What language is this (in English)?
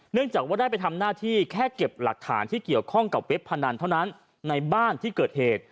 Thai